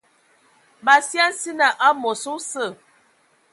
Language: Ewondo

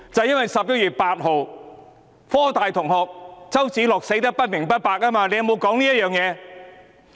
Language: Cantonese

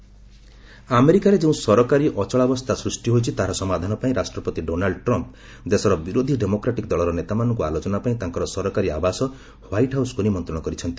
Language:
Odia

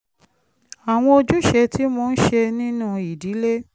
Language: Yoruba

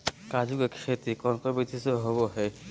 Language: Magahi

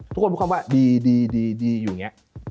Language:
Thai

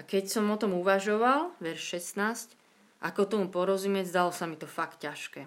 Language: Slovak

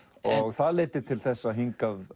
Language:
Icelandic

